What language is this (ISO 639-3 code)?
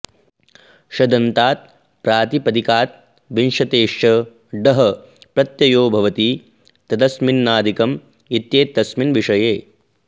san